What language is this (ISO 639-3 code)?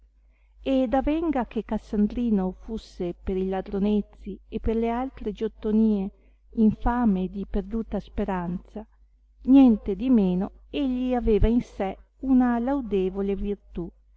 ita